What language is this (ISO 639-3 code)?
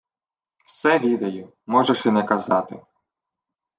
ukr